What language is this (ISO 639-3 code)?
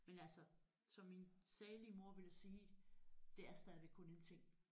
dan